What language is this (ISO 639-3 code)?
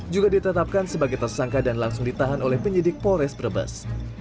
ind